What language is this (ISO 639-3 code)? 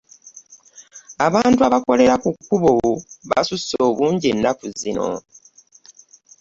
lug